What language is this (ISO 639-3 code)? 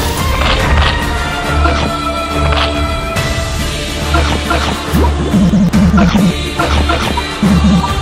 eng